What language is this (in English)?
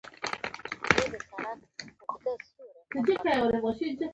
Pashto